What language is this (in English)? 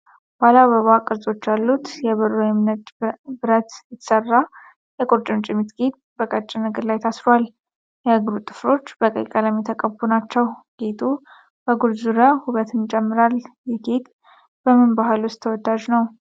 Amharic